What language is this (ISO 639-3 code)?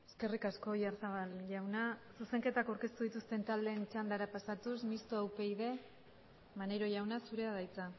eus